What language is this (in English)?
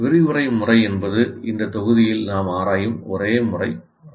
Tamil